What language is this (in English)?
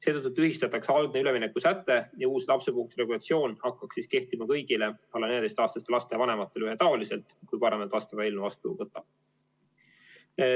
Estonian